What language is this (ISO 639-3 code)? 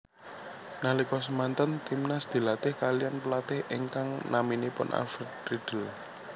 jav